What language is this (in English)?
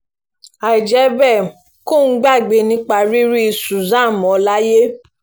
Yoruba